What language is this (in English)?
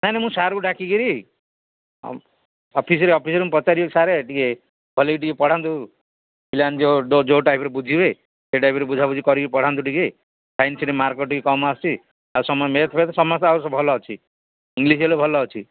Odia